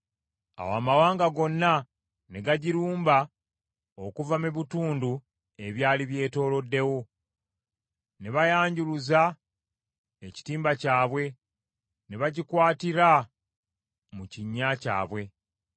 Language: Ganda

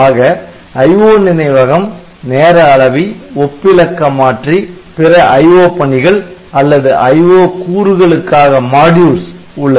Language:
Tamil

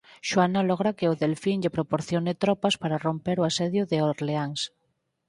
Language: Galician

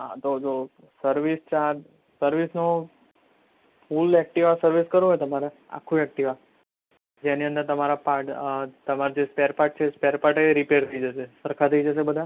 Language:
Gujarati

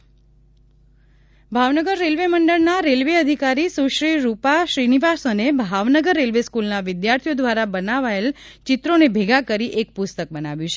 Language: Gujarati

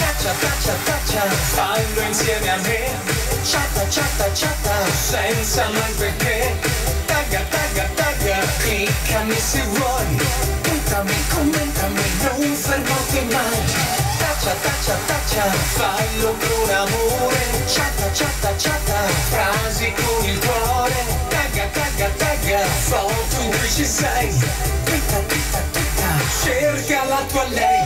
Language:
Italian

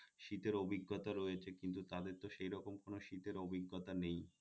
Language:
Bangla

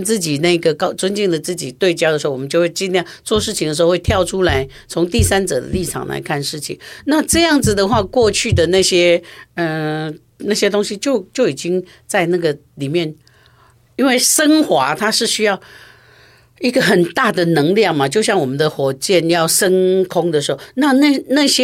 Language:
Chinese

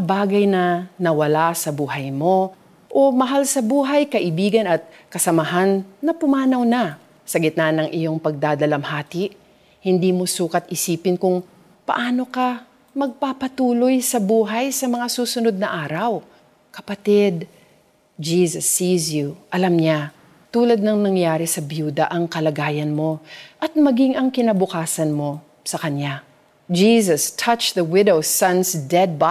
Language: Filipino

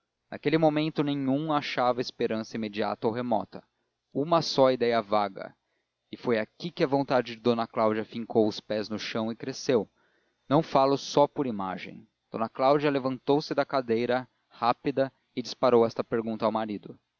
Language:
Portuguese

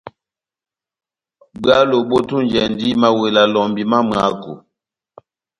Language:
Batanga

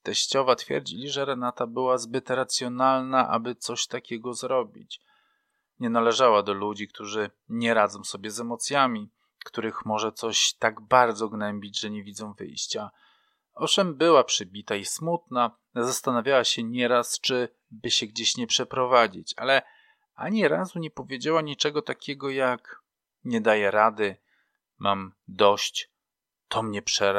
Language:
Polish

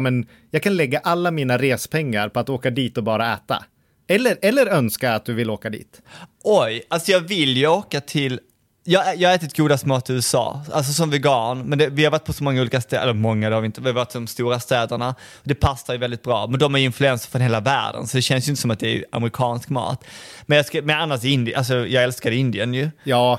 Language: Swedish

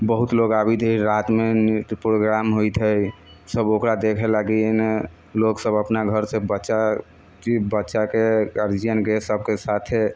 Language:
Maithili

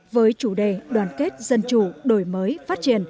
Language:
Vietnamese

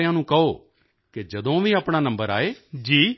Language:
Punjabi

